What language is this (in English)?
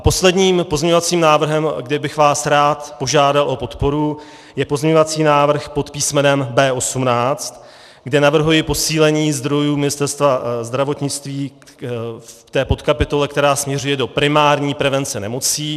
Czech